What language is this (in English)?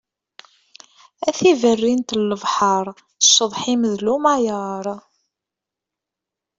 Kabyle